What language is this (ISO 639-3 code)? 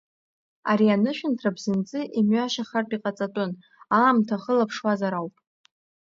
abk